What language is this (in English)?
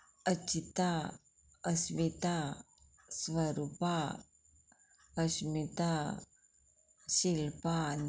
Konkani